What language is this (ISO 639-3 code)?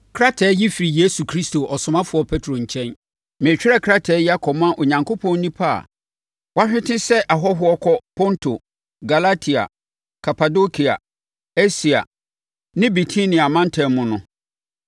aka